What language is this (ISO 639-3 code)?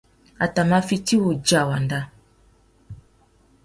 bag